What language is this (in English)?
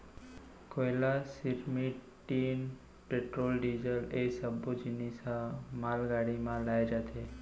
Chhattisgarhi